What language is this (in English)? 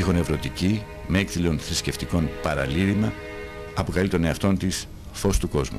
Greek